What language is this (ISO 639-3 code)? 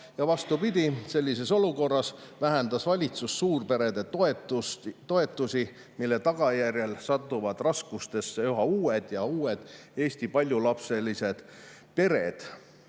est